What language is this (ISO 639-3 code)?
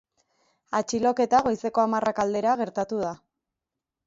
eus